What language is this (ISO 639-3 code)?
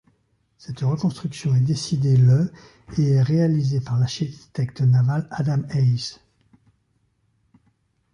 fra